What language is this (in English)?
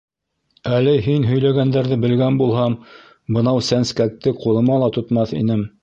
Bashkir